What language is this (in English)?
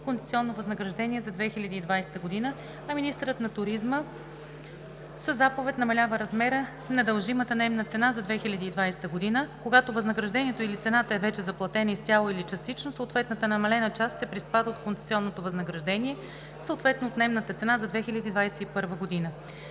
Bulgarian